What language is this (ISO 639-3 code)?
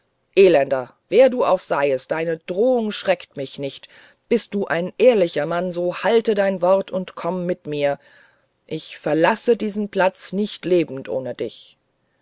deu